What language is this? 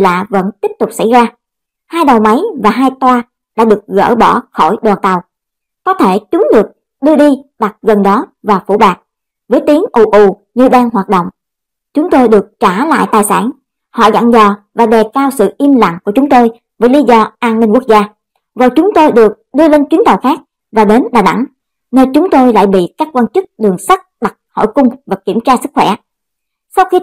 Vietnamese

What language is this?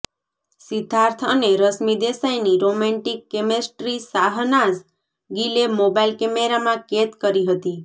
Gujarati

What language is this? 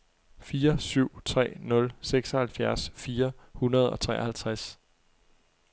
Danish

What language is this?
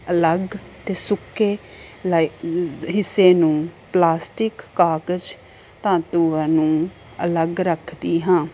Punjabi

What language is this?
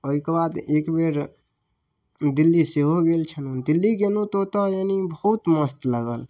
Maithili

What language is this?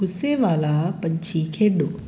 Punjabi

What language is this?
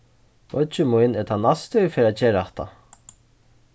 Faroese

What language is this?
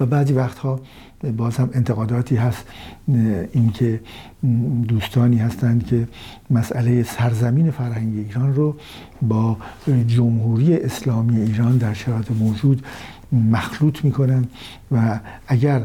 Persian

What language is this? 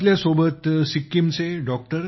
Marathi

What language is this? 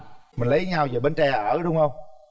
Vietnamese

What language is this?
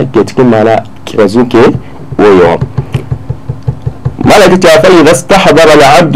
Arabic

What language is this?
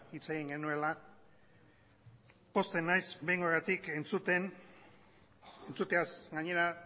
Basque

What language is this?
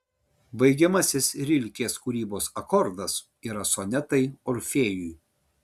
Lithuanian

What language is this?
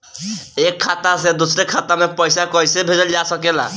Bhojpuri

